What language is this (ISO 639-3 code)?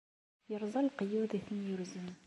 kab